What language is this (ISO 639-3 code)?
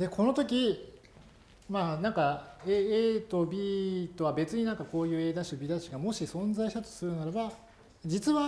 jpn